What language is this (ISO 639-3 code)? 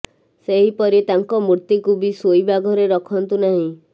ori